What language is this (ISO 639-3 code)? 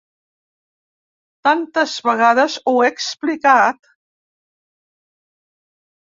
cat